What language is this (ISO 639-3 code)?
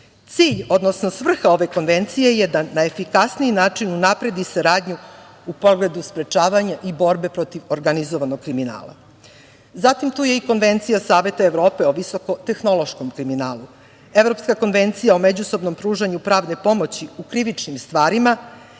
srp